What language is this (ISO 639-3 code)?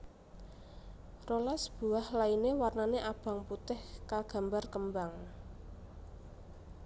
jav